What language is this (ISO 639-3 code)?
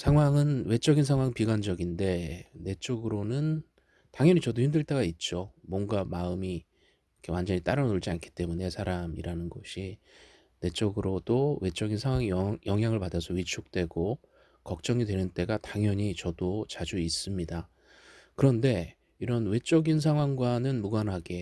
kor